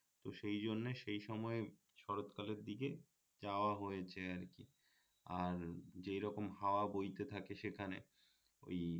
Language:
Bangla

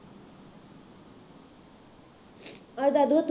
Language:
Punjabi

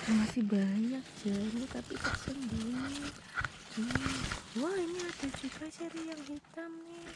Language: Indonesian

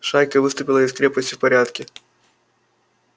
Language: Russian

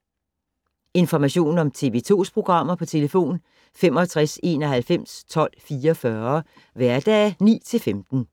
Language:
Danish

